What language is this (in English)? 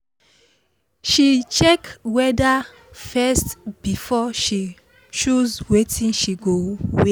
Nigerian Pidgin